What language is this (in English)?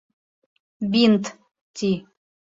Bashkir